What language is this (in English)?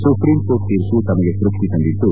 Kannada